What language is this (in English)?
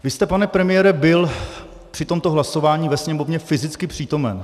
Czech